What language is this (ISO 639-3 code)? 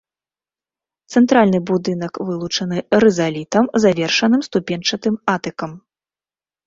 bel